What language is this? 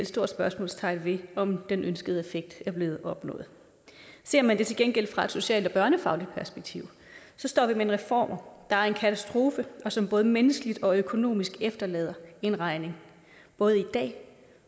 Danish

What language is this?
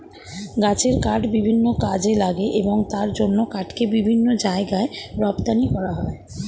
Bangla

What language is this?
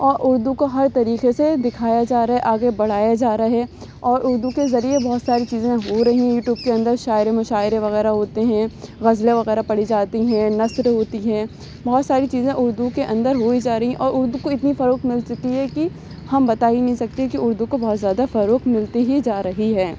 Urdu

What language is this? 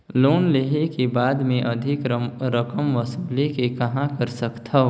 Chhattisgarhi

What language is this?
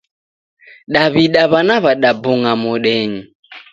Taita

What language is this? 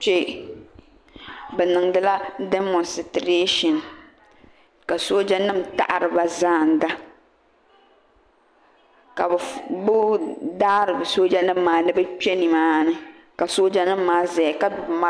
Dagbani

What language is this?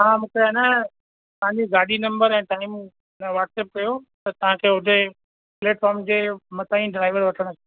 Sindhi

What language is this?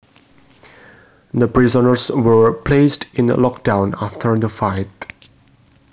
Javanese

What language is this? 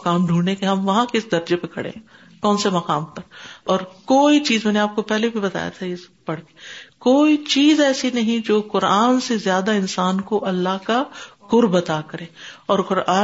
Urdu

